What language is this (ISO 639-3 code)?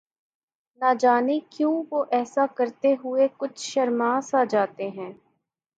urd